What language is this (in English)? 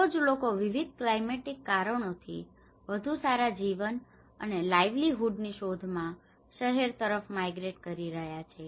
Gujarati